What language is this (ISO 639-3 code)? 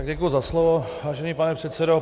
ces